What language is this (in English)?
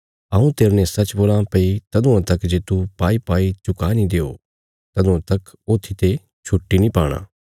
Bilaspuri